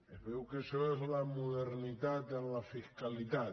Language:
Catalan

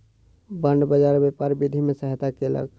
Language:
Maithili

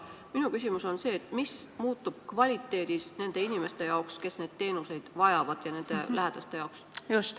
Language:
Estonian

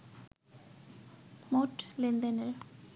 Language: Bangla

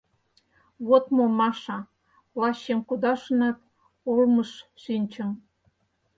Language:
Mari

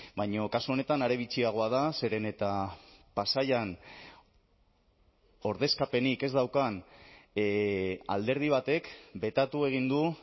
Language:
Basque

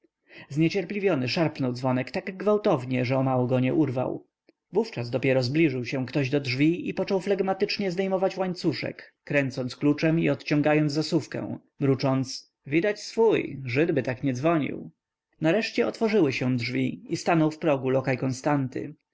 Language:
Polish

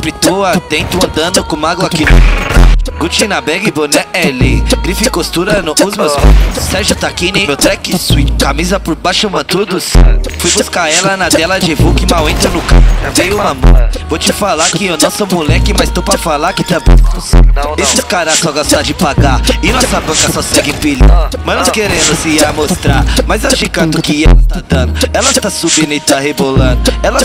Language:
Portuguese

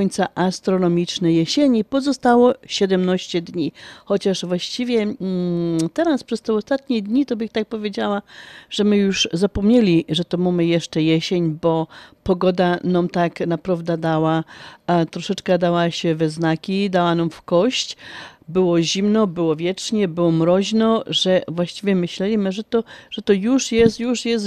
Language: Polish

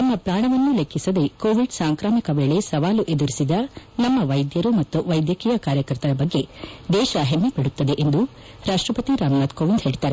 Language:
Kannada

